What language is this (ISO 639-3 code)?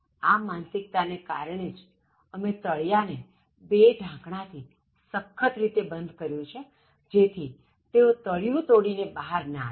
guj